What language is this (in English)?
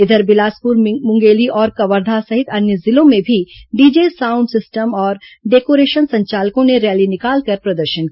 Hindi